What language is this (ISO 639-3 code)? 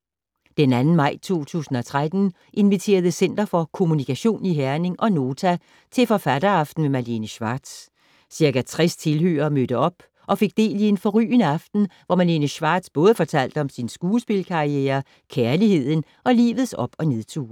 dan